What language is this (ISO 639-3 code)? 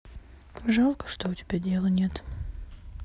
rus